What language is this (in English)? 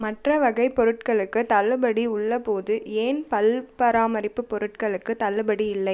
Tamil